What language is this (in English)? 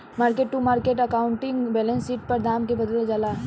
Bhojpuri